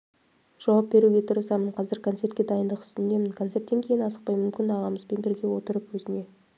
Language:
Kazakh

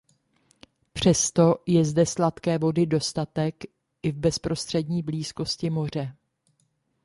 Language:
Czech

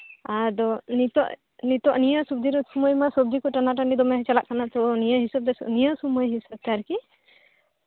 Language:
Santali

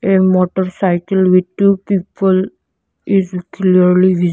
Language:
English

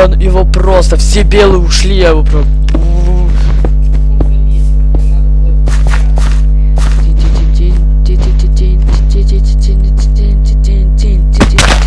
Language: Russian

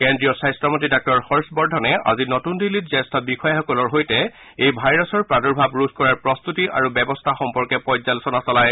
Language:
Assamese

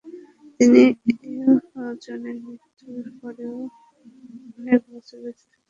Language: Bangla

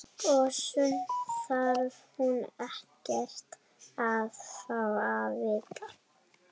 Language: Icelandic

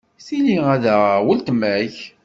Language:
Kabyle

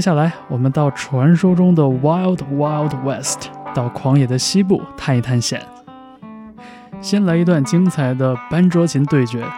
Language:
Chinese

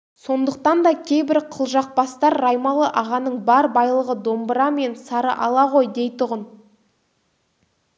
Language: Kazakh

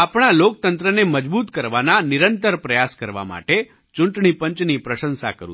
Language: Gujarati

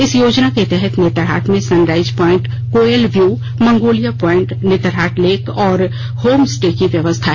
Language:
Hindi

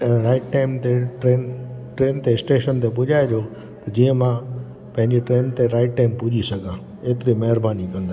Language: Sindhi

